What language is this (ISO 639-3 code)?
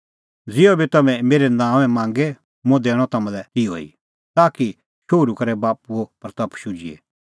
kfx